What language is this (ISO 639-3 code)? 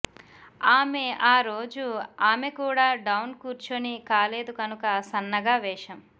tel